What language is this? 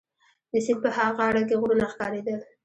Pashto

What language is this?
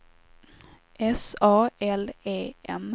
Swedish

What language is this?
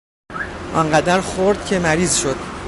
Persian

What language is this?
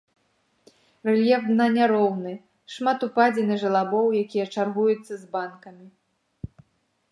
Belarusian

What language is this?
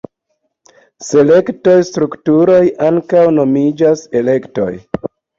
Esperanto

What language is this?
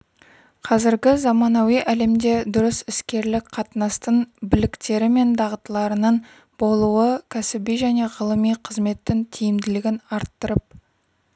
Kazakh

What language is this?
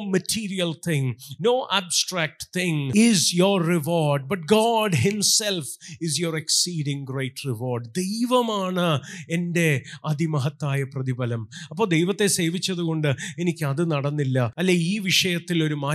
Malayalam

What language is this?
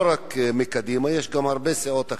Hebrew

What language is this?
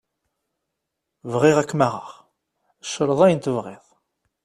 Kabyle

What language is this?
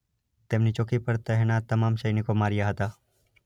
Gujarati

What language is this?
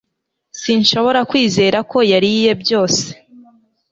Kinyarwanda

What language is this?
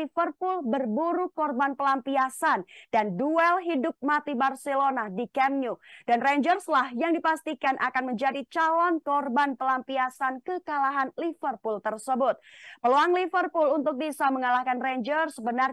Indonesian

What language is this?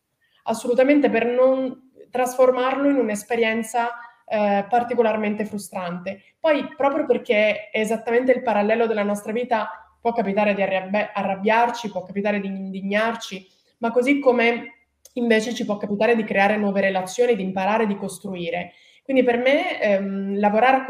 Italian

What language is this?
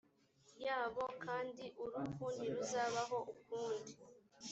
Kinyarwanda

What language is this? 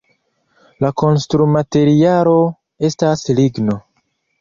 Esperanto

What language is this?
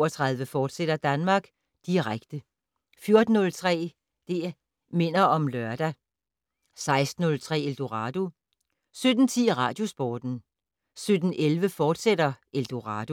Danish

